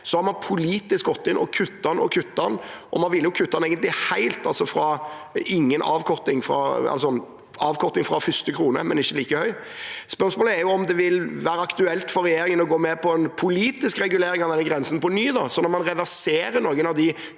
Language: Norwegian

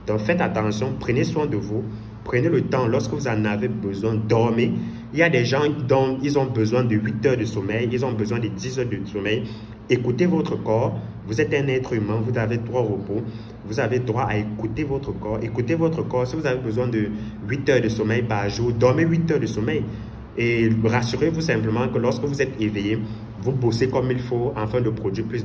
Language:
French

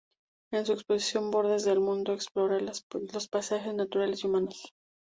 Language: Spanish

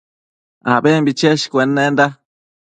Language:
Matsés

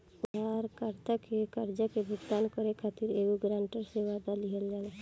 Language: Bhojpuri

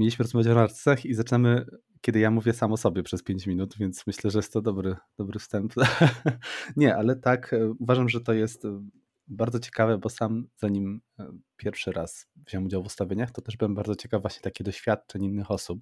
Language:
Polish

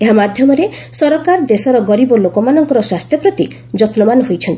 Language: Odia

